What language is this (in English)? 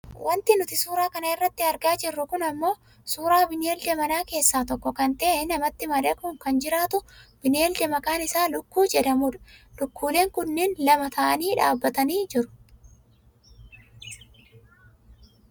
Oromo